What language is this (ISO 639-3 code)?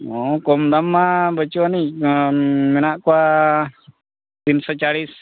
sat